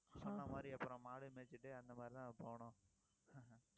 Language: Tamil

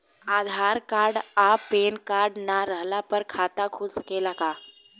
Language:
Bhojpuri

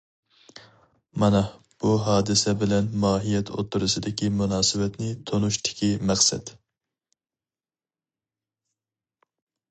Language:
Uyghur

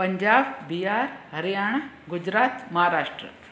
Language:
Sindhi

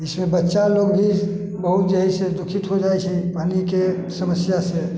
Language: Maithili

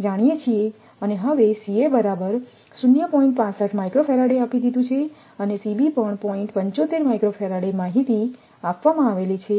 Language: Gujarati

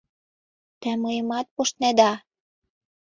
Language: Mari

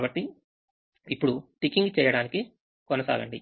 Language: Telugu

